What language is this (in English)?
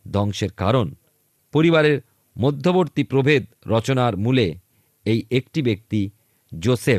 Bangla